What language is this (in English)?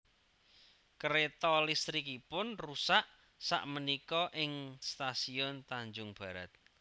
Javanese